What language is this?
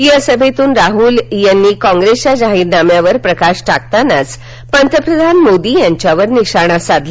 Marathi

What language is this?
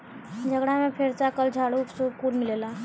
Bhojpuri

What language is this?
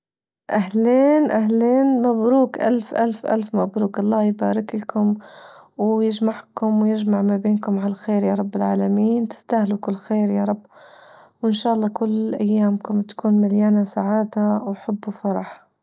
Libyan Arabic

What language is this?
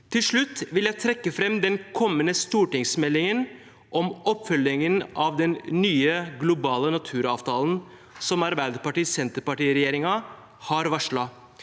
Norwegian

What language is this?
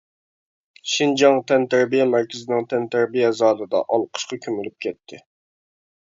Uyghur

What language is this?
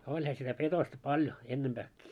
Finnish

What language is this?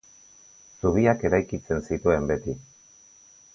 Basque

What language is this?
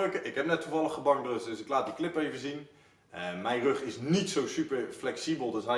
Dutch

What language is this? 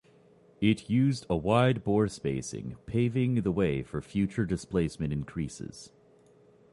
English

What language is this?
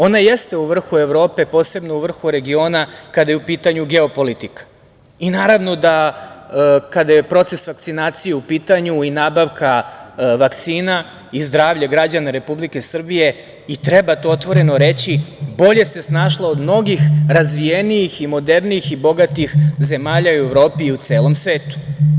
Serbian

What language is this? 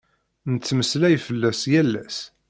Kabyle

